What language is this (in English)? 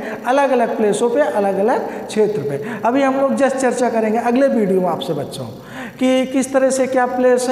Hindi